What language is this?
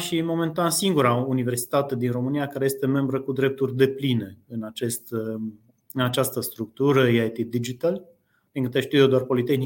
Romanian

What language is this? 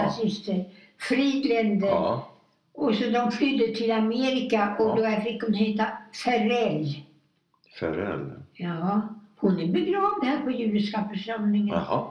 Swedish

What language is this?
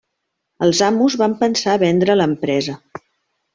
Catalan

